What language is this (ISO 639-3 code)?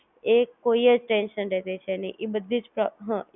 guj